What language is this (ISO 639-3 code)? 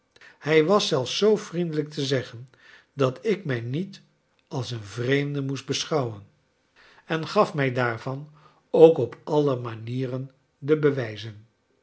nld